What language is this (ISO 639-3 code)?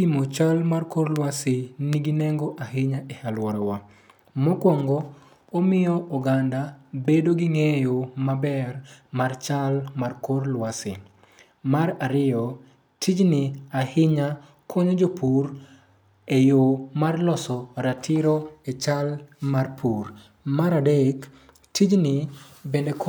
luo